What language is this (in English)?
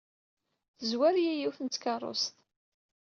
Kabyle